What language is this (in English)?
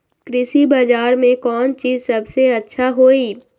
Magahi